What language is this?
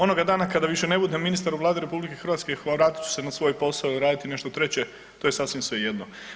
Croatian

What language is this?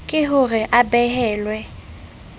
Southern Sotho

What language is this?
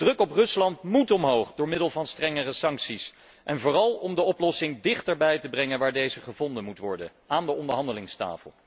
Dutch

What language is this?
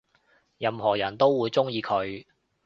Cantonese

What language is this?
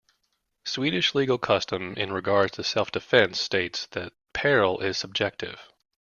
English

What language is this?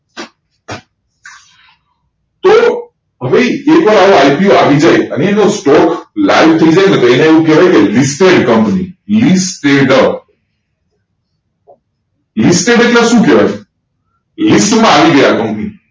Gujarati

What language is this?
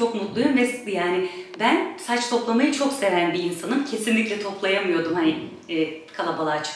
Turkish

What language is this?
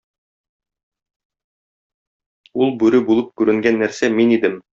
Tatar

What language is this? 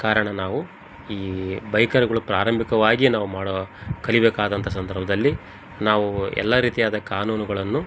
Kannada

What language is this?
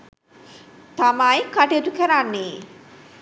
Sinhala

